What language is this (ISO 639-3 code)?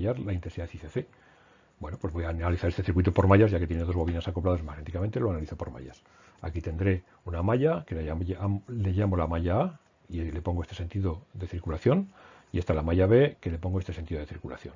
spa